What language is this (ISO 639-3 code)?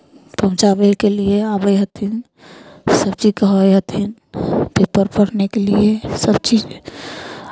mai